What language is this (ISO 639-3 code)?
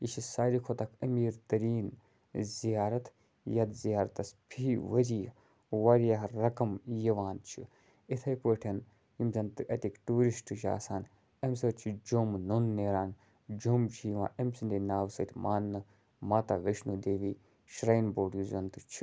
kas